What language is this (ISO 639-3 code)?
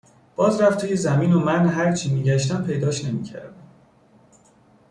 fas